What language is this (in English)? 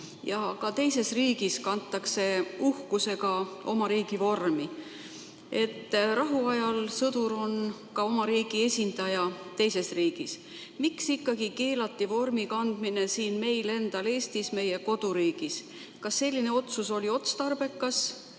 Estonian